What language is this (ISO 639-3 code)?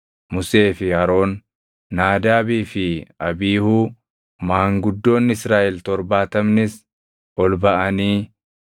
orm